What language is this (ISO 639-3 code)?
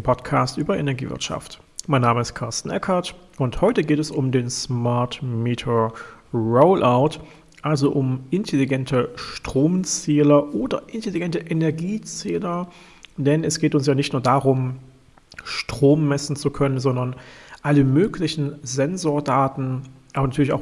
deu